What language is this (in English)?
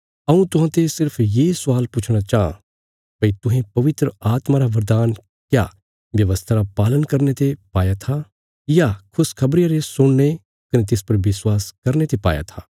Bilaspuri